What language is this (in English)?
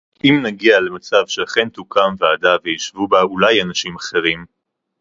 Hebrew